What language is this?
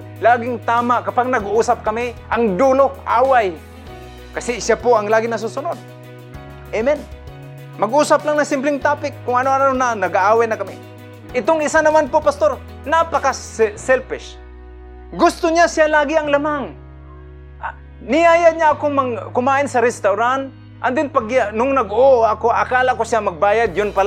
Filipino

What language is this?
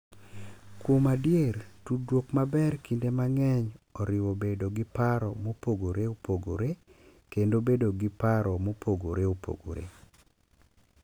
Luo (Kenya and Tanzania)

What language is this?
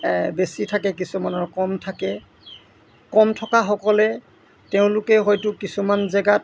Assamese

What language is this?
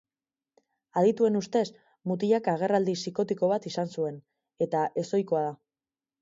Basque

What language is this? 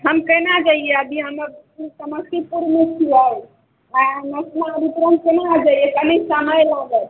Maithili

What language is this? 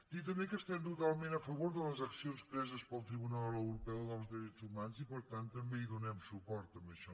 Catalan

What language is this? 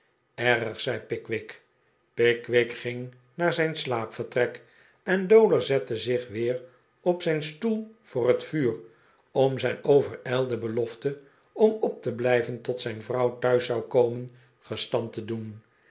Dutch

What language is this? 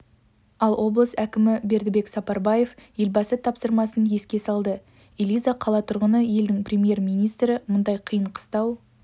Kazakh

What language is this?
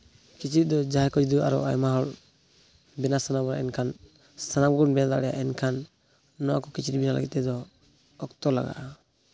Santali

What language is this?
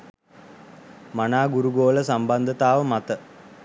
Sinhala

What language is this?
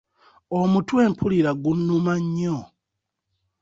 Ganda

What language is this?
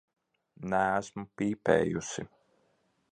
Latvian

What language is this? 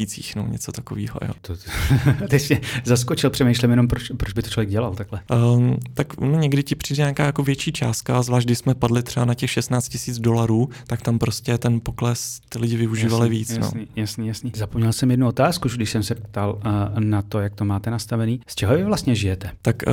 Czech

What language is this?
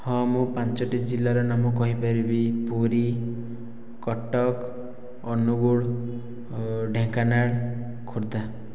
Odia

